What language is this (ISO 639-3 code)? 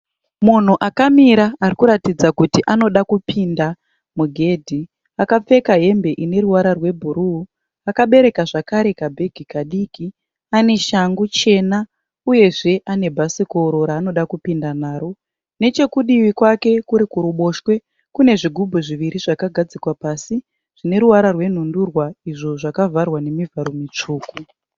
sna